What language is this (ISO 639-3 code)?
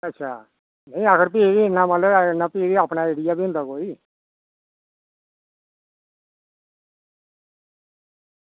doi